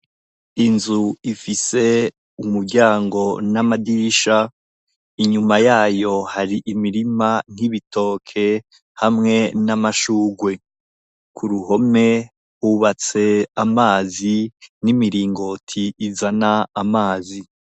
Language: Rundi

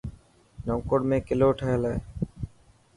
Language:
Dhatki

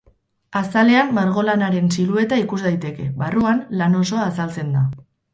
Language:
Basque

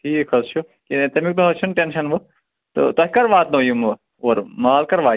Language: Kashmiri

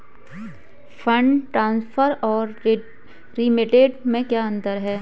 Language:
Hindi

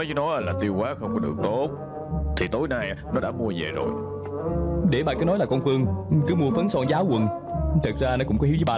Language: Vietnamese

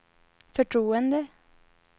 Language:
Swedish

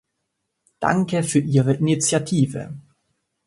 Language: German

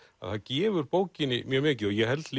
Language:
Icelandic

